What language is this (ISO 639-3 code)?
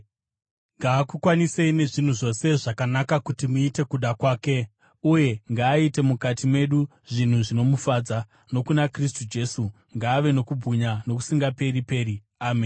sna